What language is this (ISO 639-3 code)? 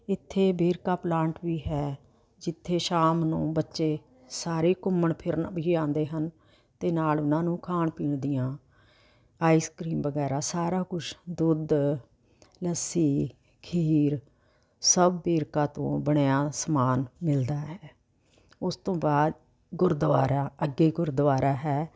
pan